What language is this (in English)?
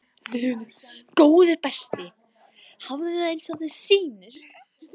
Icelandic